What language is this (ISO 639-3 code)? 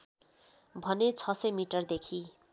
nep